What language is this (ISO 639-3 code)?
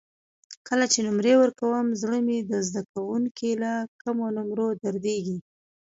pus